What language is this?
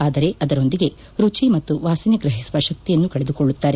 Kannada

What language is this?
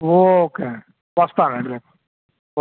Telugu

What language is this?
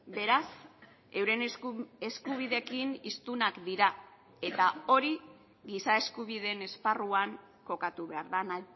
Basque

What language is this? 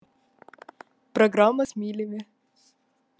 Russian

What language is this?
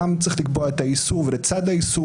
Hebrew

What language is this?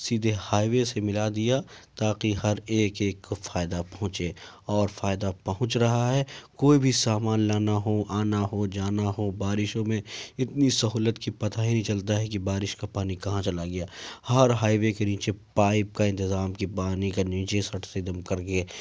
Urdu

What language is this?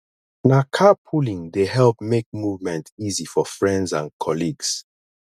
Nigerian Pidgin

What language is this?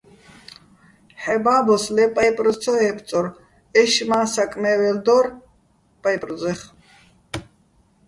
Bats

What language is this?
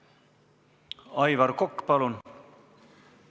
Estonian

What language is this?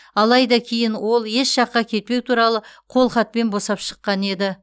Kazakh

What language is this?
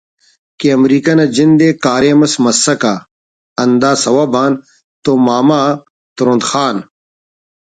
Brahui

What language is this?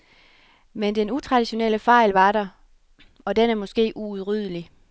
Danish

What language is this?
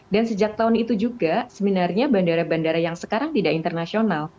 Indonesian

